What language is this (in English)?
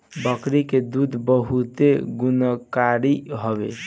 Bhojpuri